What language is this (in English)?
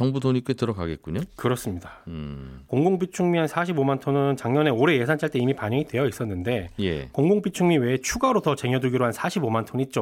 Korean